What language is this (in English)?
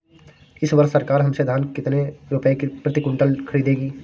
Hindi